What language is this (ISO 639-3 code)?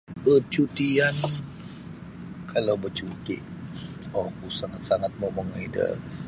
bsy